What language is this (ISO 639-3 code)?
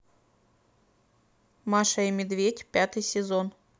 rus